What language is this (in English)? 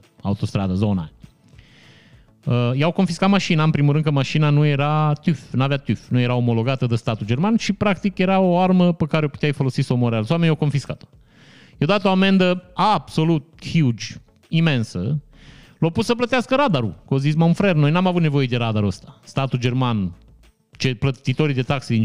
Romanian